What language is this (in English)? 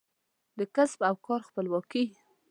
Pashto